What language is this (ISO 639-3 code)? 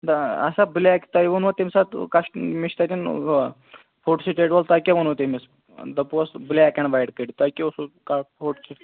kas